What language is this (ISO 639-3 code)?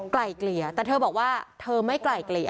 tha